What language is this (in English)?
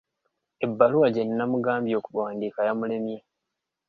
Ganda